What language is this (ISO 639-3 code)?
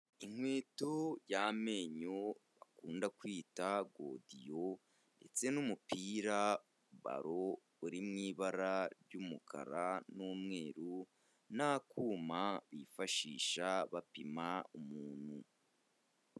kin